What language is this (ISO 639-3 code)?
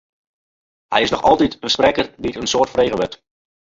fry